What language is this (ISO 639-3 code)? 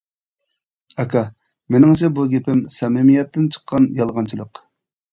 uig